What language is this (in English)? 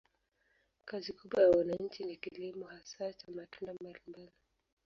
Swahili